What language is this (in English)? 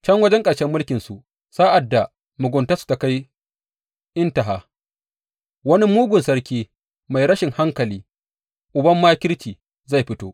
Hausa